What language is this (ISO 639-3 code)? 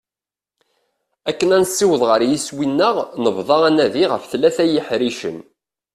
kab